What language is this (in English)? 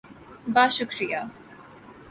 Urdu